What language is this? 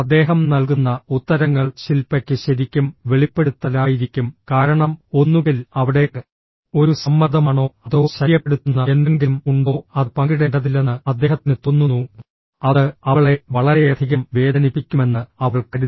Malayalam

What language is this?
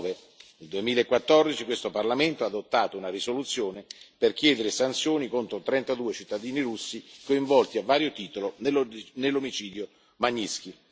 Italian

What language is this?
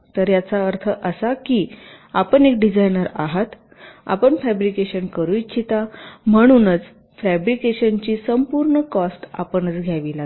Marathi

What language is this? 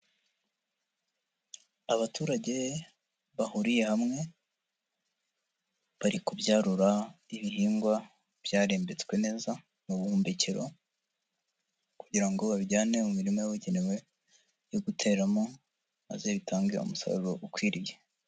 Kinyarwanda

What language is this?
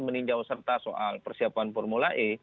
Indonesian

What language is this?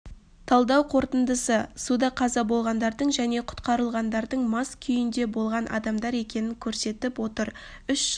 Kazakh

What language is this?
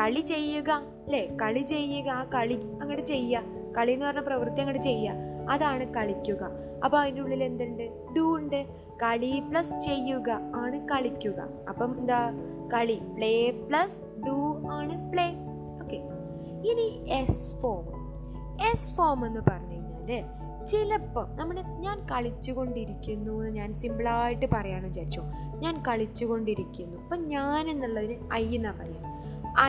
Malayalam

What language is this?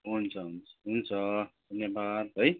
Nepali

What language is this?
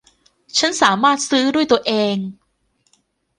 Thai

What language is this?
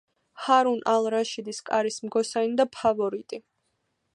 Georgian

